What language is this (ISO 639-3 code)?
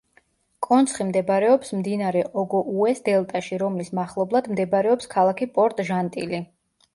kat